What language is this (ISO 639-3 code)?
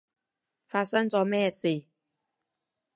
yue